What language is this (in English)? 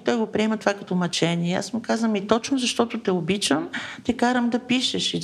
Bulgarian